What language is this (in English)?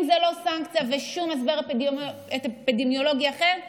Hebrew